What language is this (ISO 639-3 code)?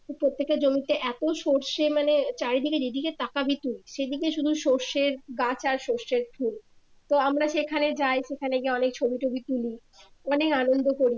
ben